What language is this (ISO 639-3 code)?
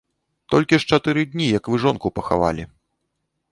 bel